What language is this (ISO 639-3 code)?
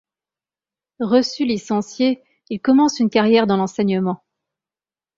fra